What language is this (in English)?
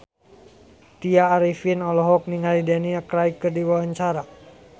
Sundanese